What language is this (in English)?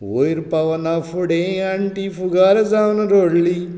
Konkani